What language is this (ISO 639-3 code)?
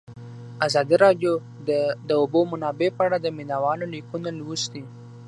pus